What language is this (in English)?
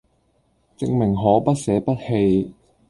Cantonese